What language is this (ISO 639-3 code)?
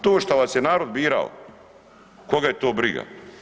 hrv